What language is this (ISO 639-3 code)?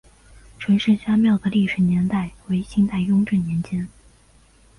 zho